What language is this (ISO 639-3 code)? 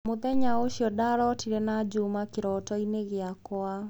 kik